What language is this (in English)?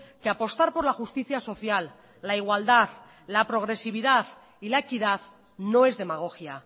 Spanish